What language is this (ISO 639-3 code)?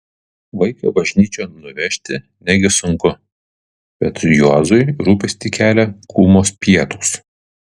lit